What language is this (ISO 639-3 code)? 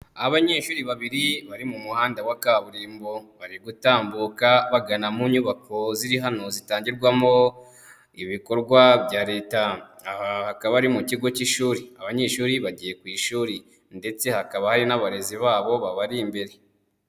kin